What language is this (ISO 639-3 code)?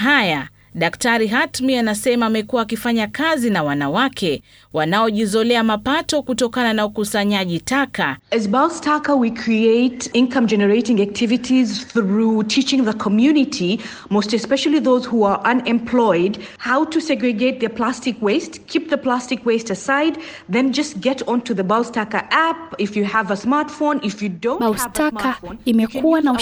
swa